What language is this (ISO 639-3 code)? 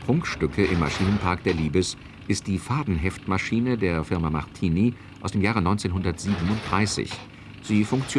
deu